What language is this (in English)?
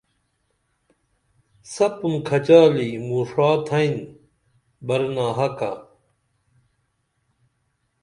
Dameli